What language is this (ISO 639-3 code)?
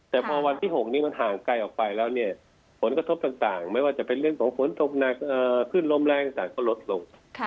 tha